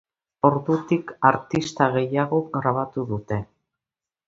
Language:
Basque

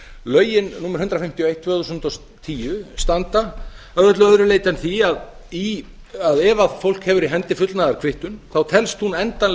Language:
Icelandic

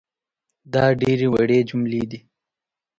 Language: Pashto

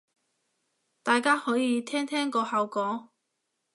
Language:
Cantonese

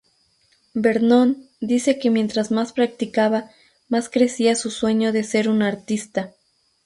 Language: Spanish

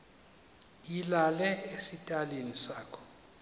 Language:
Xhosa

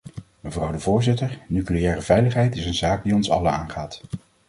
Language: Dutch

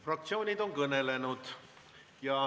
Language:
Estonian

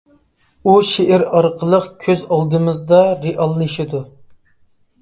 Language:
Uyghur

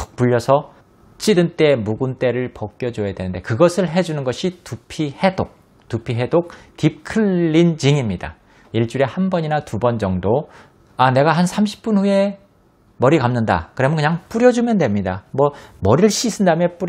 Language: Korean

